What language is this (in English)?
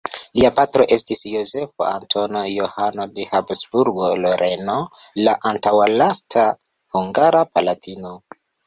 Esperanto